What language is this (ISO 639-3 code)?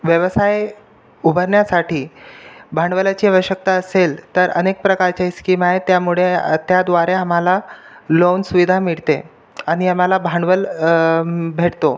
mar